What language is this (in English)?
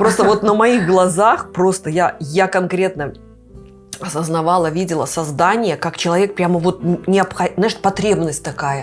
Russian